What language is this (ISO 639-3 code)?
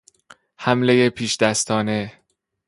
fas